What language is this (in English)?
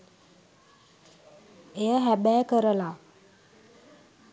Sinhala